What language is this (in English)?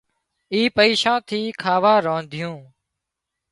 Wadiyara Koli